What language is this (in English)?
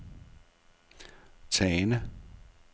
Danish